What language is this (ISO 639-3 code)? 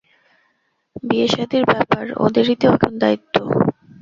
ben